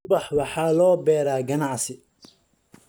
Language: Somali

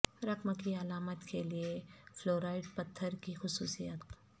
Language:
Urdu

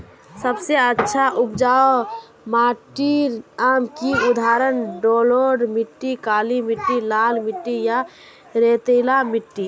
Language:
Magahi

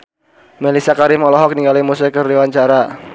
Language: Sundanese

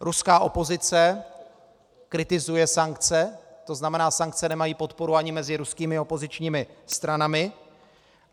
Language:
Czech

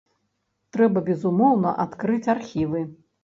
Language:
Belarusian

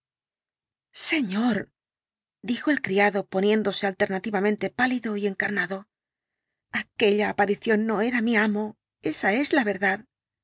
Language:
Spanish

